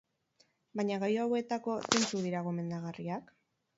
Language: Basque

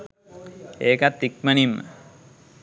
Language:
Sinhala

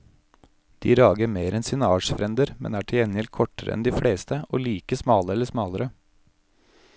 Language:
Norwegian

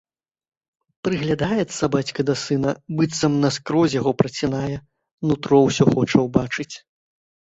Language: Belarusian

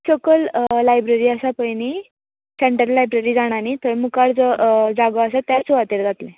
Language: Konkani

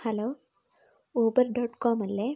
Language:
Malayalam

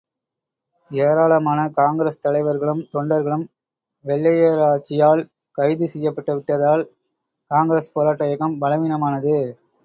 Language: Tamil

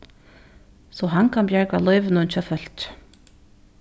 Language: Faroese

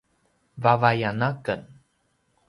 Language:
Paiwan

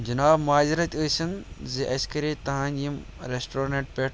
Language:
Kashmiri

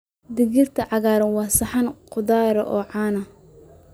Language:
Somali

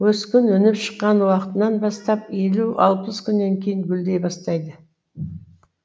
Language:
Kazakh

